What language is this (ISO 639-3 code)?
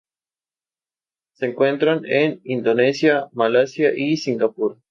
spa